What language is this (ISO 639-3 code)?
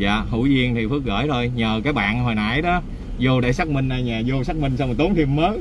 vie